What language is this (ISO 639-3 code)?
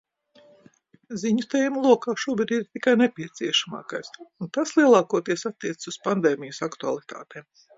lav